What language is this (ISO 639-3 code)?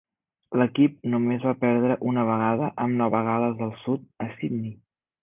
cat